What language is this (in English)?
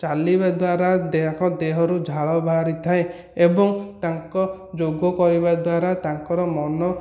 Odia